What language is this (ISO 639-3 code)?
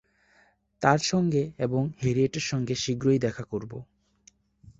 ben